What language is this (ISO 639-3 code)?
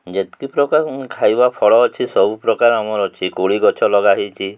ori